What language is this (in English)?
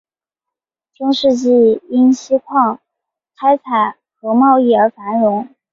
Chinese